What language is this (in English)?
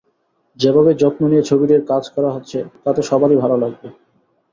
Bangla